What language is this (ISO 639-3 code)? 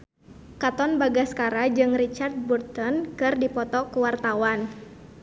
sun